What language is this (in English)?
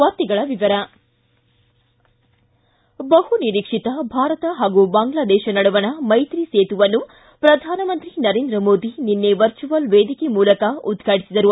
Kannada